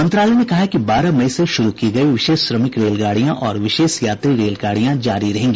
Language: Hindi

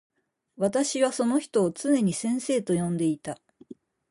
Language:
Japanese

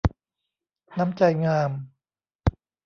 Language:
Thai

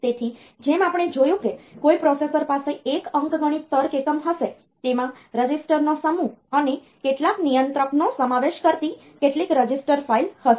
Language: Gujarati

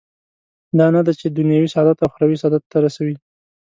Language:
Pashto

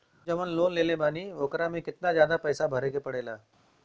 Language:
Bhojpuri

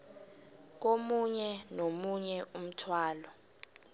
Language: South Ndebele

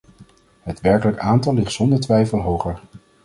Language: Dutch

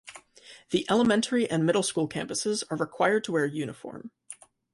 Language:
English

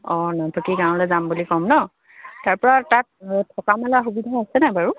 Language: Assamese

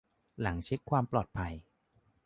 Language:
Thai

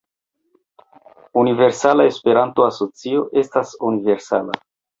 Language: Esperanto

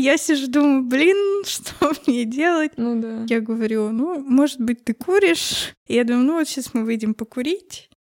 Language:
Russian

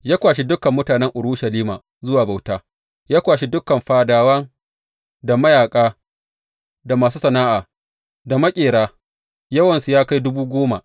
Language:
Hausa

